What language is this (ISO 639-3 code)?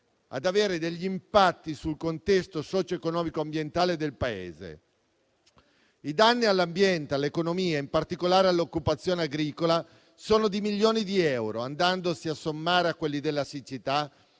ita